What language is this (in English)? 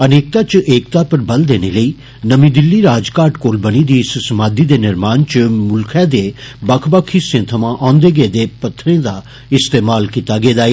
Dogri